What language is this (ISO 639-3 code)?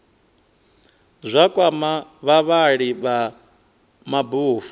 ven